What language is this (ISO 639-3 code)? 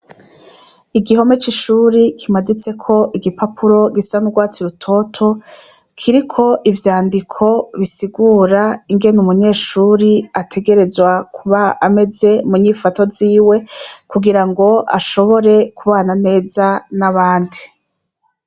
run